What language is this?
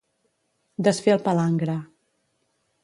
Catalan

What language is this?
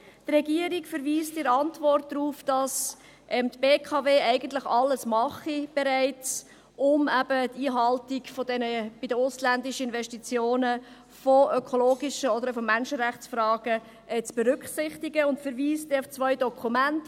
Swiss German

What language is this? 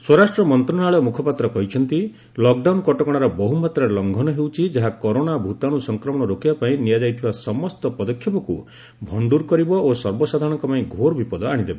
Odia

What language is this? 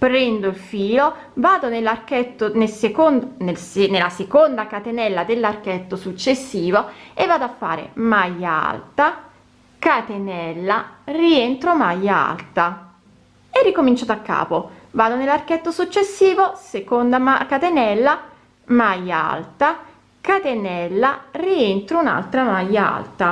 Italian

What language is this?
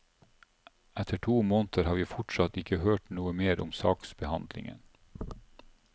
Norwegian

